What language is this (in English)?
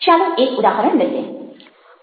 Gujarati